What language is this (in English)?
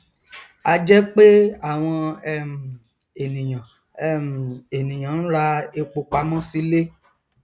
Yoruba